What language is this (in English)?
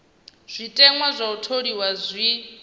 Venda